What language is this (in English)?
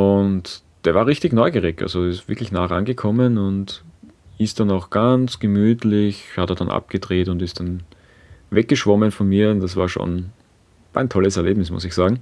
German